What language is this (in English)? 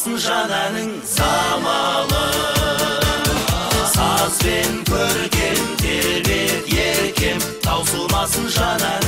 Romanian